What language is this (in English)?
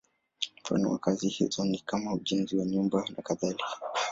Swahili